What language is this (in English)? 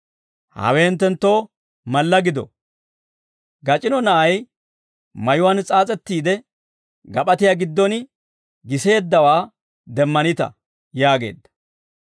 Dawro